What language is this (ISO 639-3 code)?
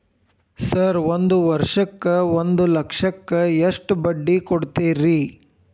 kan